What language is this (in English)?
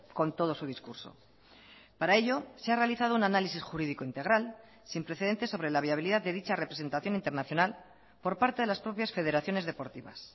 Spanish